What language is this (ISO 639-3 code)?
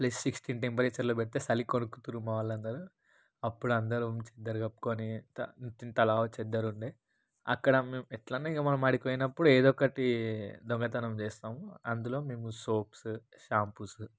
tel